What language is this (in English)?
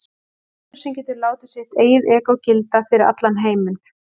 Icelandic